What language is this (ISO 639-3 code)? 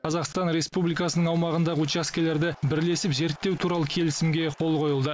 kaz